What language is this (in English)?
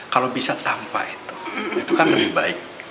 Indonesian